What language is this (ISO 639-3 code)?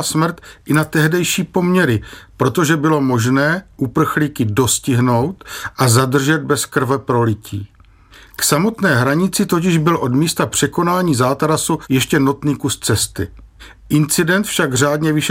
ces